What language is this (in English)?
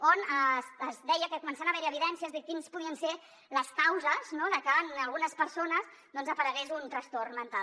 Catalan